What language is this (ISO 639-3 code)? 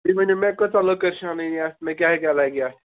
kas